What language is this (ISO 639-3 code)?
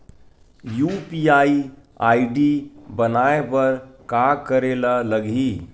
hne